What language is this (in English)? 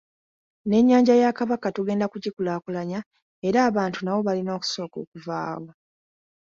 Ganda